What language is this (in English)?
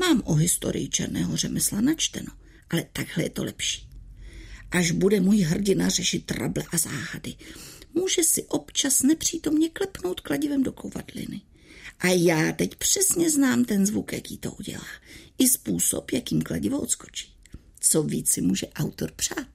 Czech